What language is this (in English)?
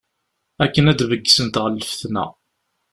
Kabyle